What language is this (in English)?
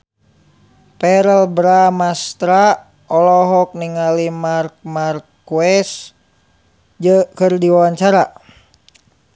Sundanese